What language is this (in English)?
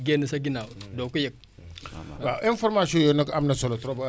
Wolof